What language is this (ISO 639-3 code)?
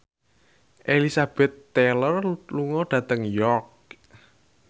jav